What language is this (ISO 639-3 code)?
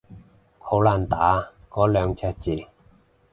yue